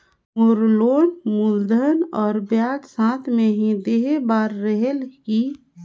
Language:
Chhattisgarhi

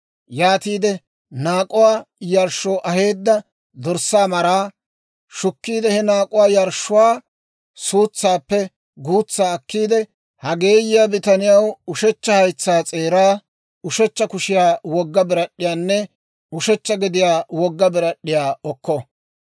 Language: Dawro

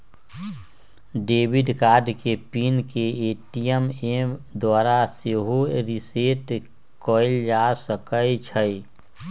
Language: Magahi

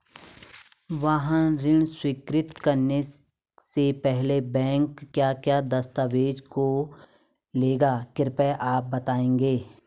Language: Hindi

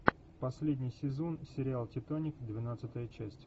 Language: Russian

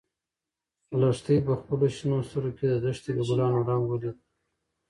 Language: Pashto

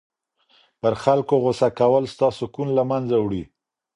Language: Pashto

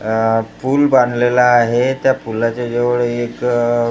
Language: Marathi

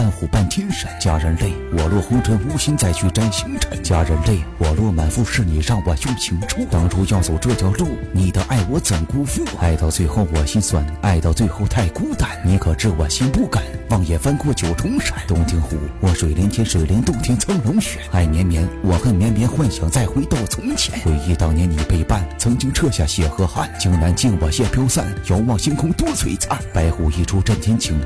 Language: Chinese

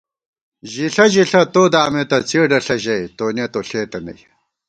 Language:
Gawar-Bati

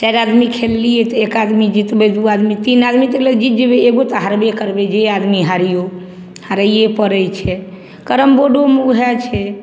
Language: Maithili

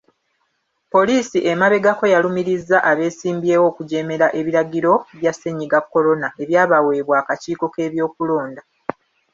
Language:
Ganda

